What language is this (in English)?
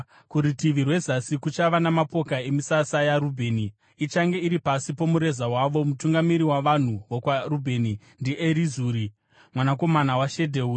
Shona